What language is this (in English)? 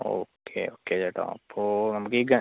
Malayalam